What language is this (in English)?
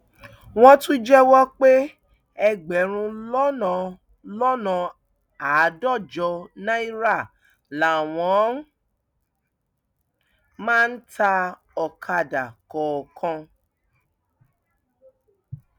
Yoruba